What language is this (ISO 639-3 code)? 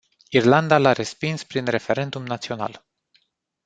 ron